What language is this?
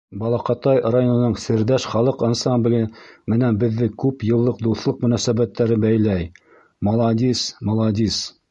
Bashkir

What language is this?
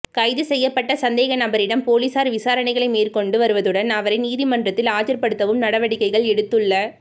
Tamil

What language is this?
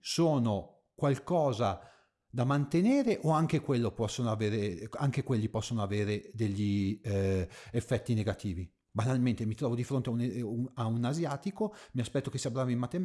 Italian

